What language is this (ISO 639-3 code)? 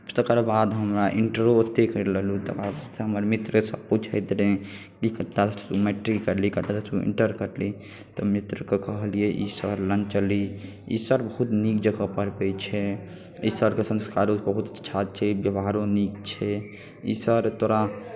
mai